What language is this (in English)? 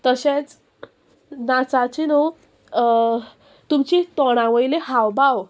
Konkani